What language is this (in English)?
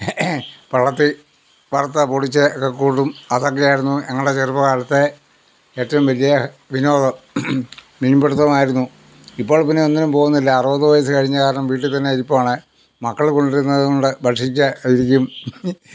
Malayalam